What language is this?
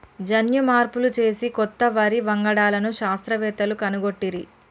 Telugu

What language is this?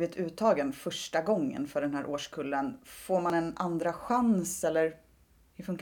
Swedish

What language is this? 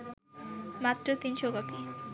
Bangla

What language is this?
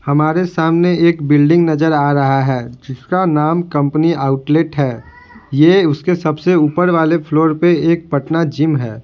Hindi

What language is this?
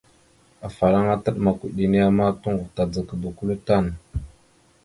Mada (Cameroon)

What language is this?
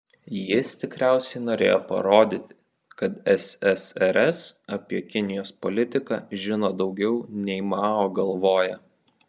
Lithuanian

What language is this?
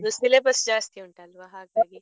Kannada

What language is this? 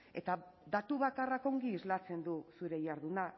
Basque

